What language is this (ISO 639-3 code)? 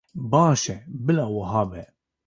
kur